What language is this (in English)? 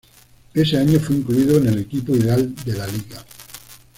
Spanish